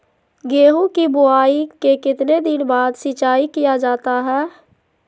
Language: Magahi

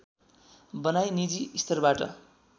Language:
Nepali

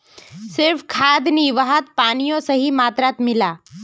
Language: Magahi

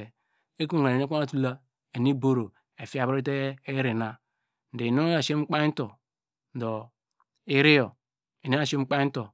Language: Degema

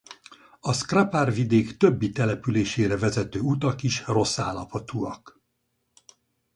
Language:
Hungarian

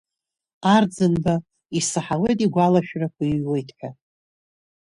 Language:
Abkhazian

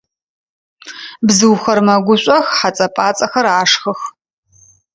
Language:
Adyghe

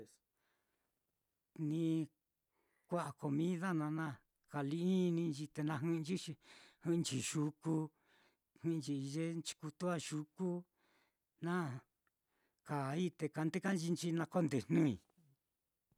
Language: Mitlatongo Mixtec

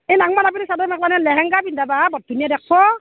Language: Assamese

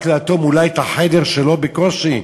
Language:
Hebrew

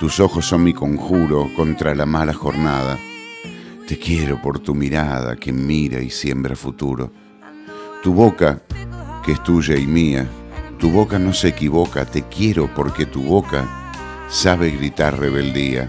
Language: Spanish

